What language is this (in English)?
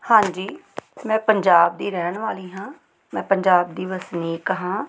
Punjabi